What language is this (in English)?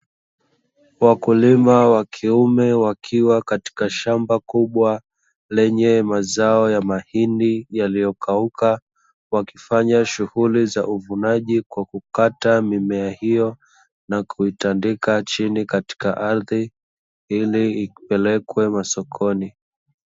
Swahili